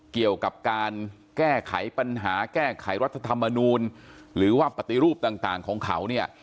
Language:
Thai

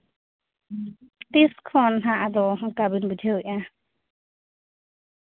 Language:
Santali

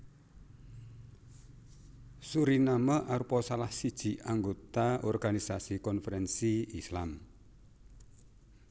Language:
Javanese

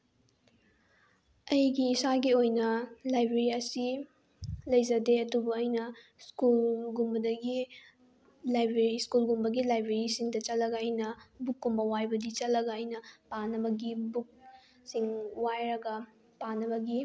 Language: Manipuri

